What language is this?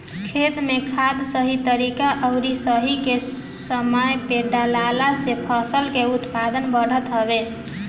Bhojpuri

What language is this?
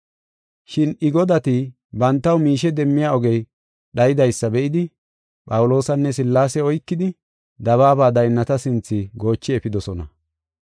Gofa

